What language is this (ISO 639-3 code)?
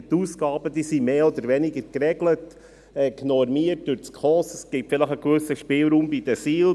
gsw